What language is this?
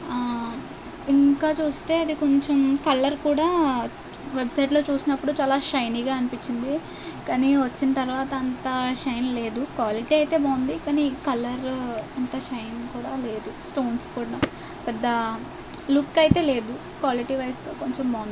Telugu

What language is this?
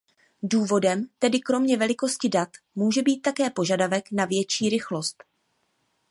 Czech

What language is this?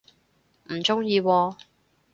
Cantonese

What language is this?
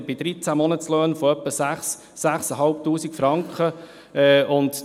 Swiss German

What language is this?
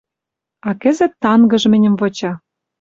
Western Mari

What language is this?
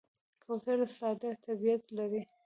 Pashto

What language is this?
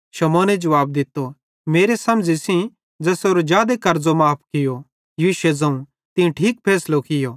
Bhadrawahi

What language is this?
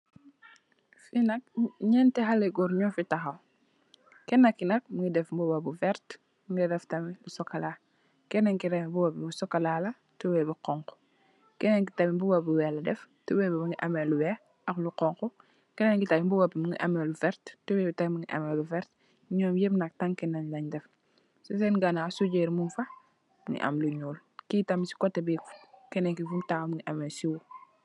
Wolof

